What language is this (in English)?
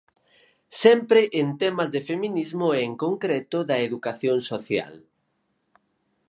Galician